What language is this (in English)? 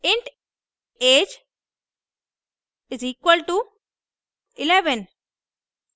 Hindi